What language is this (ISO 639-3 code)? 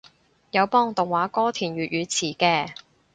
yue